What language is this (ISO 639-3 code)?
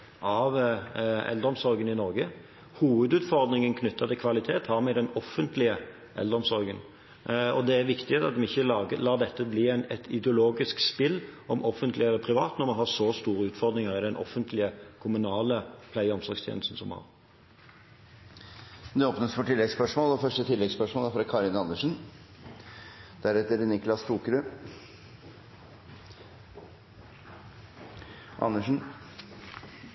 nob